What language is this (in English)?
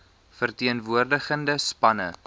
Afrikaans